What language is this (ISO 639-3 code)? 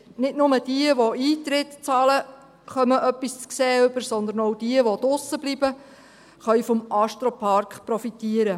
gsw